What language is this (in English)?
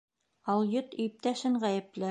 Bashkir